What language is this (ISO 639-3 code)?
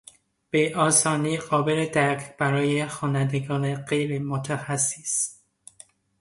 fas